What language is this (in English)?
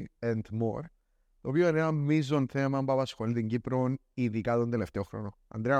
Greek